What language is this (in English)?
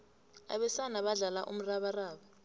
South Ndebele